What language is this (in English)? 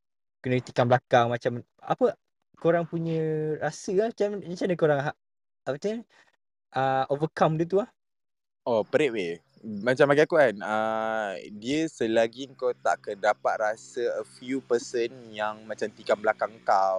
Malay